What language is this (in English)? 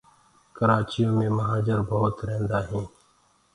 Gurgula